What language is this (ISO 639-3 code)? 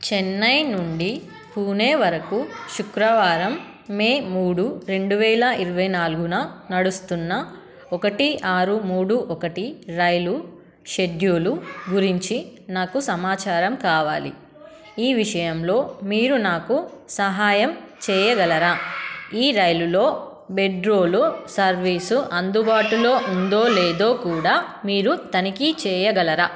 tel